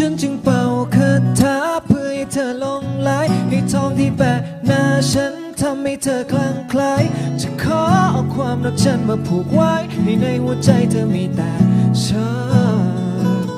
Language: Thai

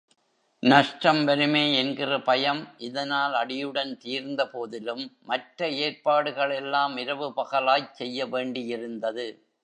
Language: Tamil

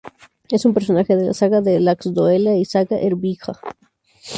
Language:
Spanish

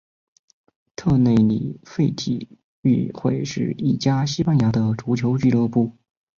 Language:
Chinese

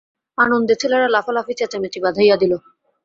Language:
Bangla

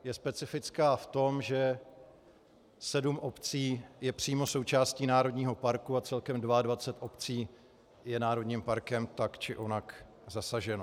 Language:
Czech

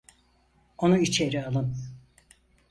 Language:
Turkish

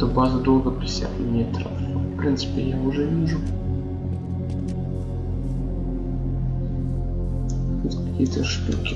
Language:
Russian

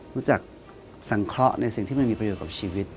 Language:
Thai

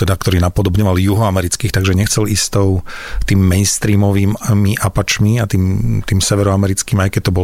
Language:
Slovak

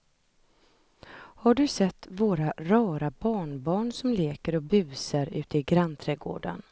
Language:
Swedish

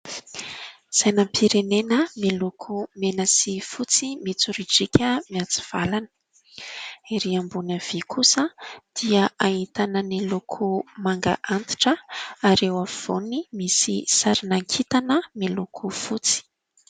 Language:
Malagasy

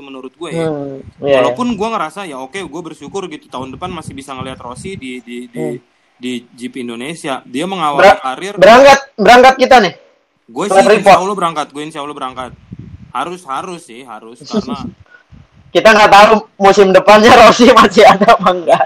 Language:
Indonesian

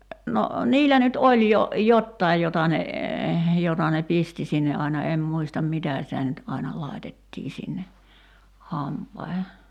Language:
Finnish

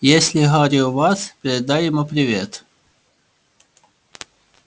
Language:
Russian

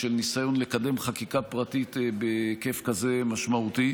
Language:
Hebrew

